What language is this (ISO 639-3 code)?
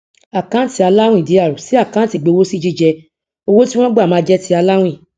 yor